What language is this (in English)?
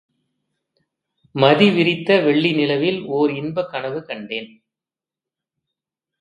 Tamil